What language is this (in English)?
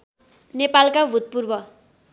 Nepali